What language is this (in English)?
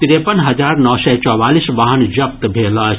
Maithili